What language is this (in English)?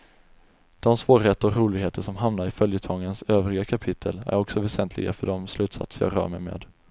Swedish